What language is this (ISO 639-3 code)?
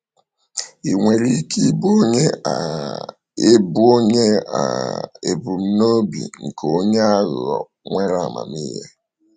ibo